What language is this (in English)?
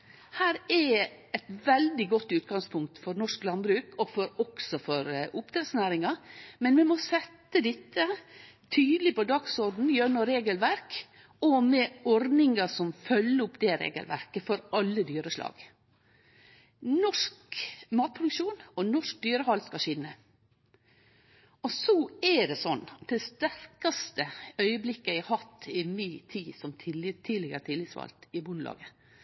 Norwegian Nynorsk